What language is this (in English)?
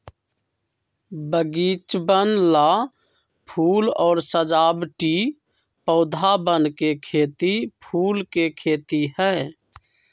Magahi